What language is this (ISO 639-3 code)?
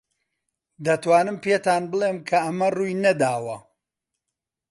ckb